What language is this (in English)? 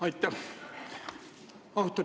Estonian